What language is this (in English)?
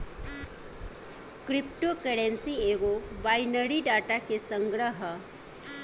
Bhojpuri